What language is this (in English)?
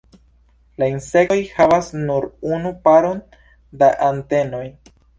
Esperanto